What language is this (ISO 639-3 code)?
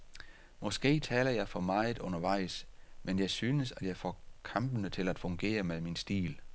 dan